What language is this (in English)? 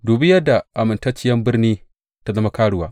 Hausa